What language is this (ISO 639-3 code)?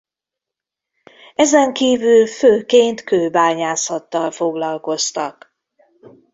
hun